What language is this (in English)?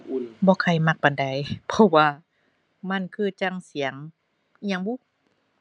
Thai